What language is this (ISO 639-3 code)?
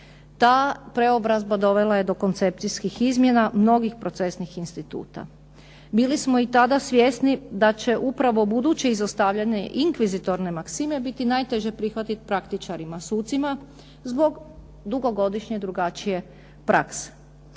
hrv